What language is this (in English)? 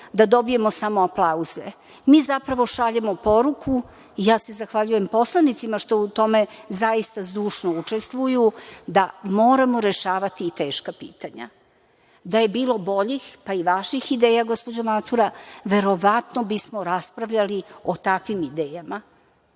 Serbian